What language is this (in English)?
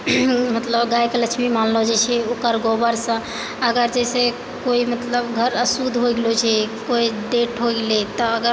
Maithili